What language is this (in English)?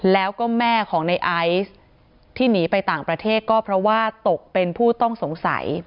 Thai